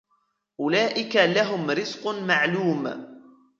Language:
Arabic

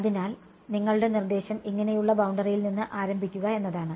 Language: Malayalam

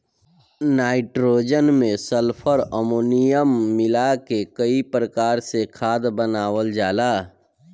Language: Bhojpuri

